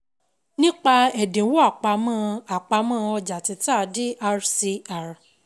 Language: Yoruba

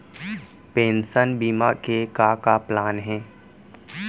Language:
Chhattisgarhi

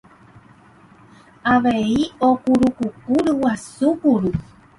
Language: Guarani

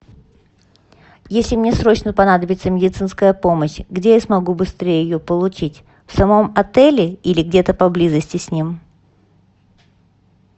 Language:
Russian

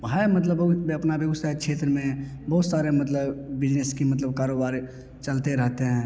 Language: Hindi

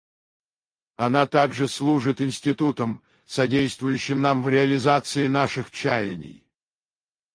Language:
Russian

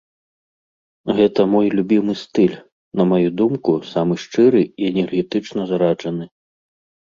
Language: Belarusian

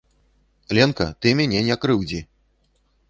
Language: Belarusian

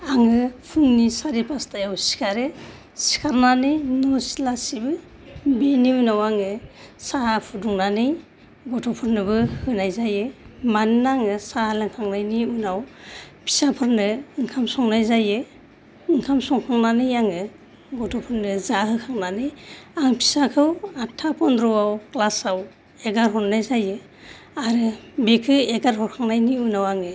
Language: Bodo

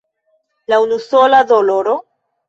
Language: Esperanto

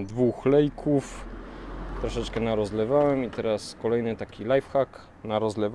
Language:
Polish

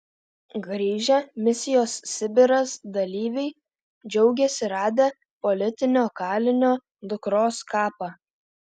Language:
Lithuanian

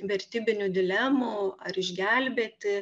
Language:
Lithuanian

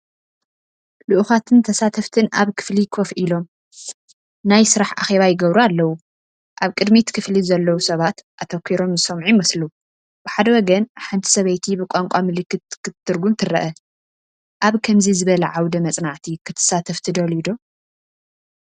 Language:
Tigrinya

